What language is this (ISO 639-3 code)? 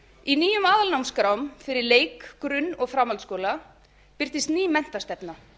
isl